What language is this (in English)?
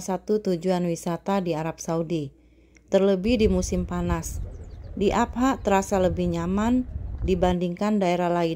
Indonesian